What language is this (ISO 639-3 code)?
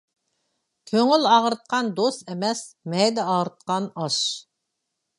uig